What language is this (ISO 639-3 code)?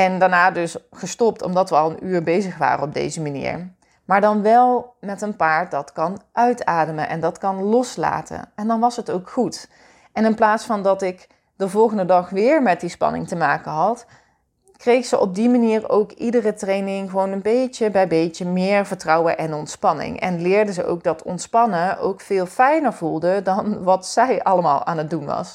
nld